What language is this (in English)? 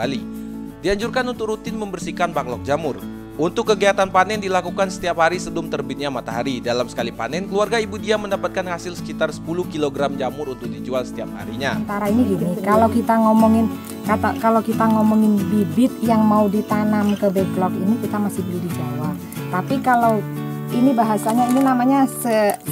Indonesian